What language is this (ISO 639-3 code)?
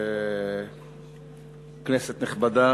heb